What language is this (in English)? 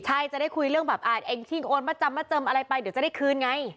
Thai